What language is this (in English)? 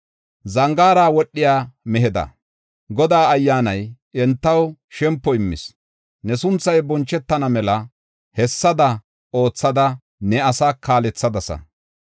Gofa